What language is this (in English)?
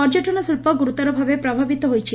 Odia